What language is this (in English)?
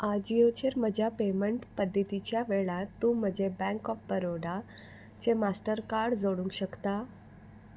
Konkani